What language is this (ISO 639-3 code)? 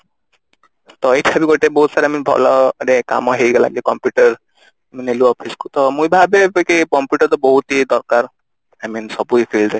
ori